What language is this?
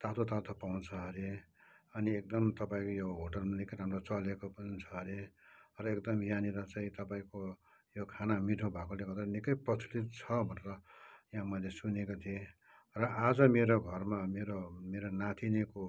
Nepali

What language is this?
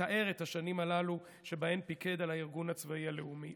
Hebrew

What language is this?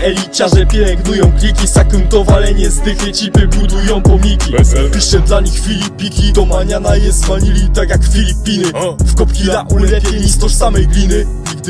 Polish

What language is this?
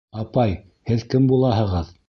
Bashkir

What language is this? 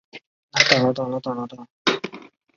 Chinese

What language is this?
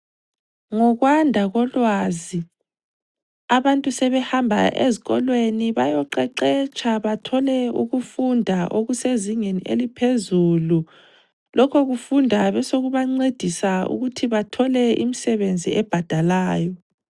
North Ndebele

